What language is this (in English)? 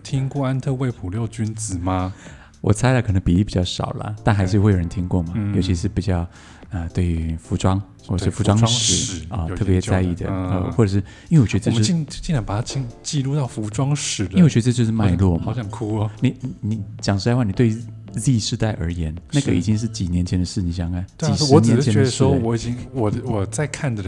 Chinese